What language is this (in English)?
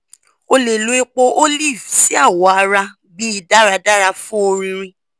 Yoruba